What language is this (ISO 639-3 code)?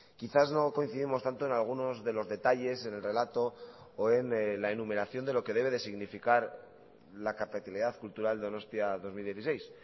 spa